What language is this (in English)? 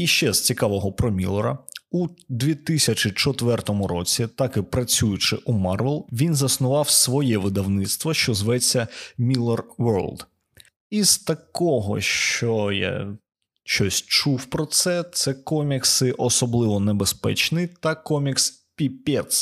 Ukrainian